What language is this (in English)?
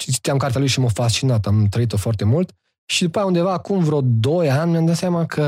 Romanian